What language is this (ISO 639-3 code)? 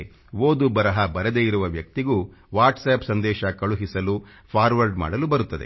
kan